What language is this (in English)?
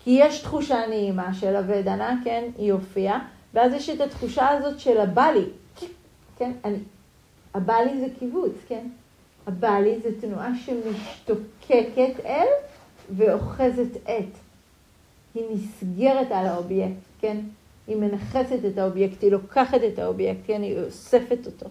Hebrew